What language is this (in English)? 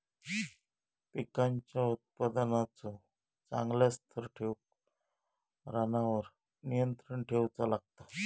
Marathi